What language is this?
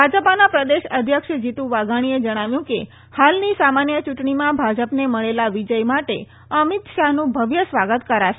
Gujarati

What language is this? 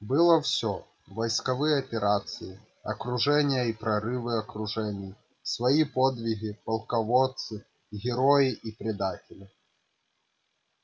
Russian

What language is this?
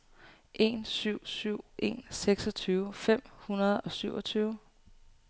Danish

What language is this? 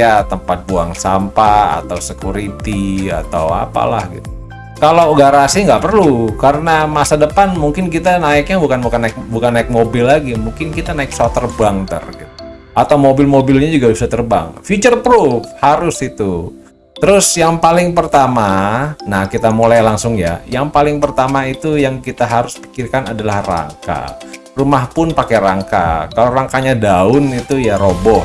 Indonesian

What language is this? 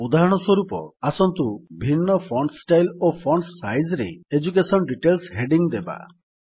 Odia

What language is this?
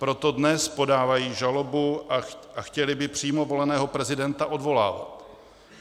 Czech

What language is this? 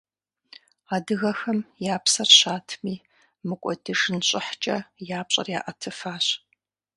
Kabardian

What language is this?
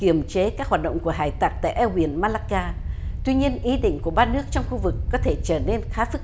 Vietnamese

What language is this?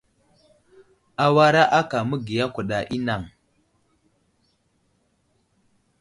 Wuzlam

